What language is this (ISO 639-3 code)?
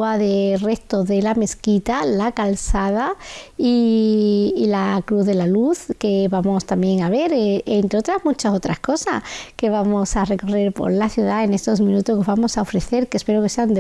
spa